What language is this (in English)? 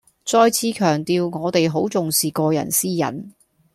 Cantonese